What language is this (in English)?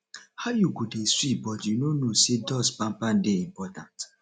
Nigerian Pidgin